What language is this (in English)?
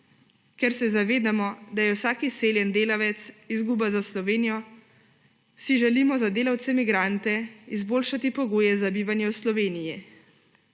Slovenian